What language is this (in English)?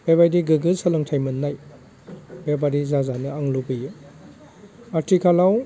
Bodo